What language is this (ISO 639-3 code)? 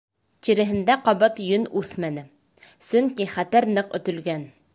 bak